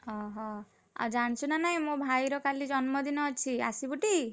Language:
Odia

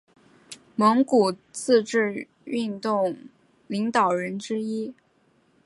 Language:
Chinese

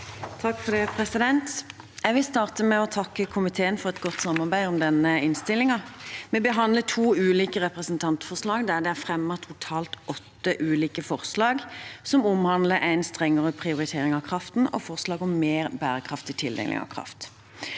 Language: Norwegian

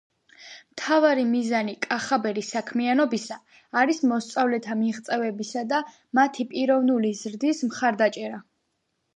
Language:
Georgian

